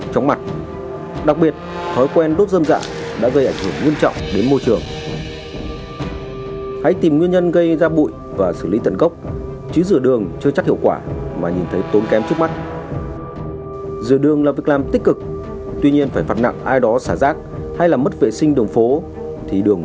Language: Vietnamese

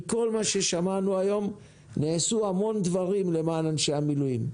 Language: Hebrew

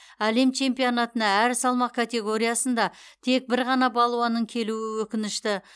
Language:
Kazakh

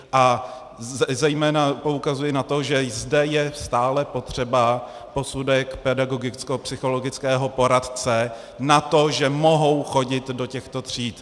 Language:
Czech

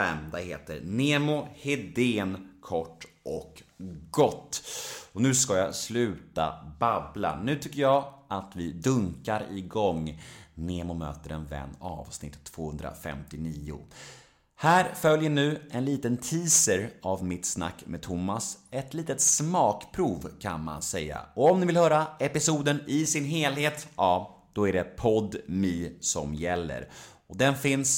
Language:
Swedish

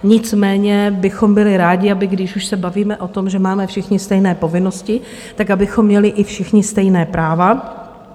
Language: Czech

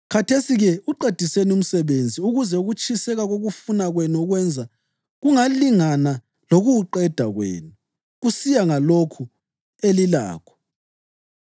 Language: North Ndebele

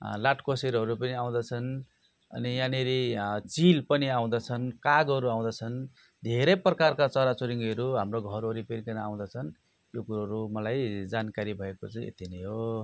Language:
Nepali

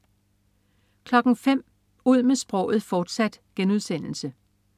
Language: Danish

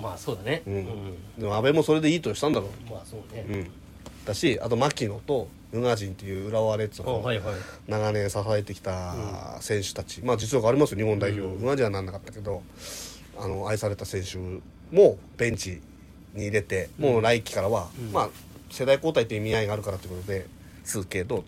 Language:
Japanese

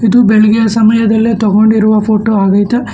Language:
Kannada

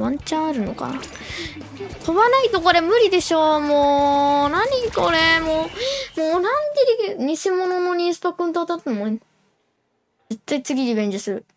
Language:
Japanese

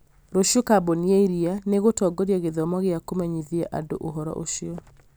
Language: Kikuyu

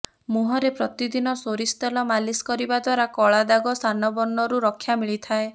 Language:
Odia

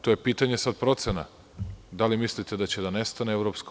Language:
Serbian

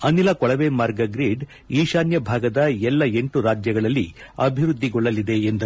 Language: Kannada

